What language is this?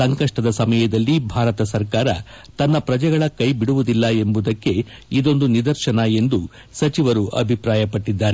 Kannada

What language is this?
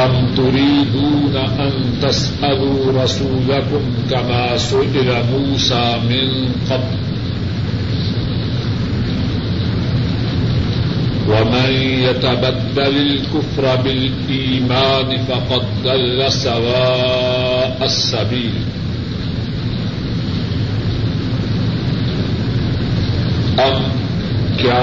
Urdu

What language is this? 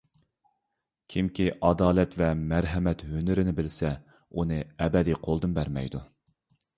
Uyghur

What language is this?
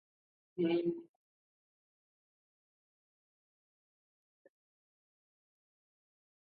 Urdu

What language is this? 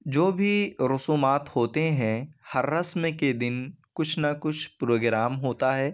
Urdu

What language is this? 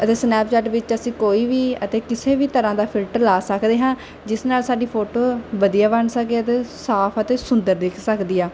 Punjabi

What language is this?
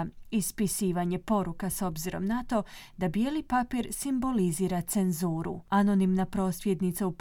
Croatian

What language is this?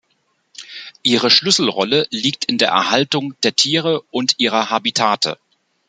German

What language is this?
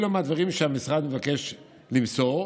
Hebrew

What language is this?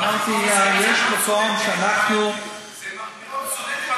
Hebrew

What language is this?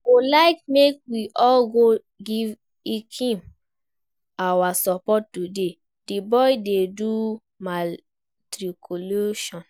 Nigerian Pidgin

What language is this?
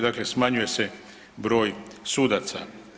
Croatian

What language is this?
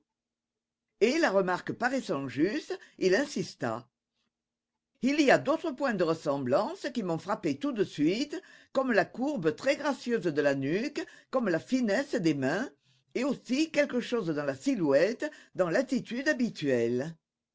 French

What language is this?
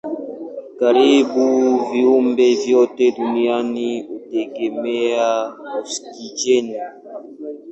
Swahili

